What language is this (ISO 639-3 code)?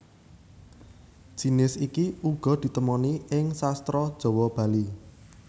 jav